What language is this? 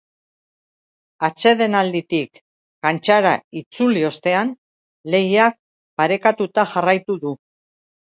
Basque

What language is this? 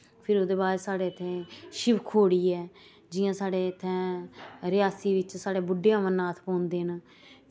Dogri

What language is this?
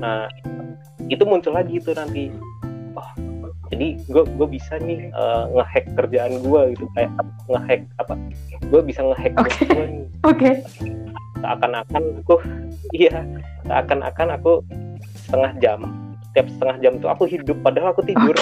Indonesian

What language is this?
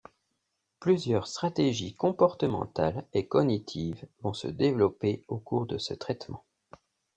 French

